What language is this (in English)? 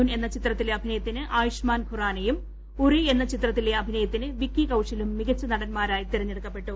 Malayalam